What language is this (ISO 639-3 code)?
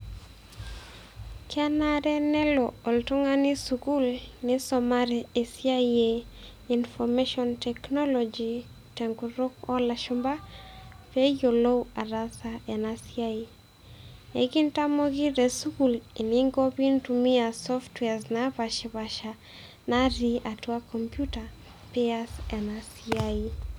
mas